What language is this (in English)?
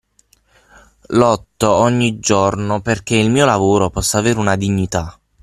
Italian